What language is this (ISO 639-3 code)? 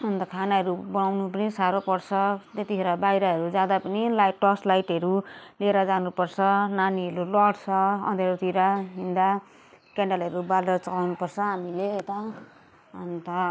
nep